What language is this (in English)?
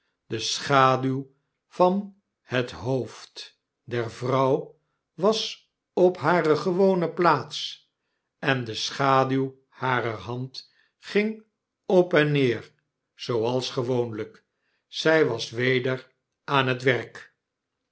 Dutch